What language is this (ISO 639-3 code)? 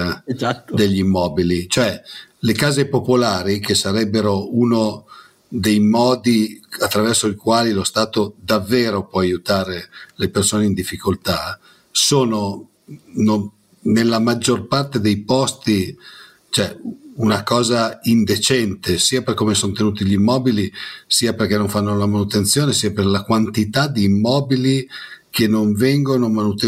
ita